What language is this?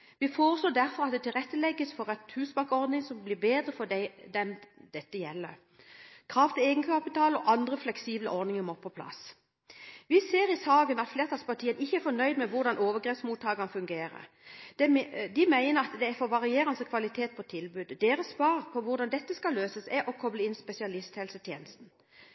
Norwegian Bokmål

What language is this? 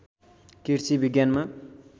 Nepali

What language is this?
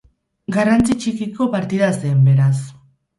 Basque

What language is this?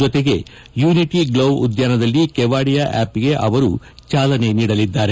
Kannada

